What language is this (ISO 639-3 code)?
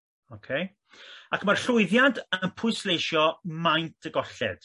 cym